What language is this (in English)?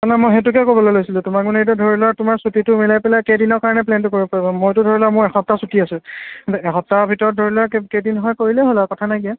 Assamese